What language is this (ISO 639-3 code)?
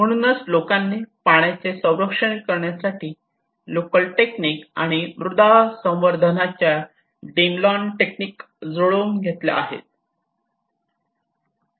mar